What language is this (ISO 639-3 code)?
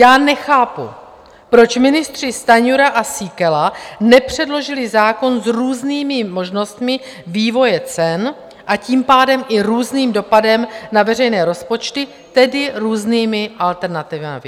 ces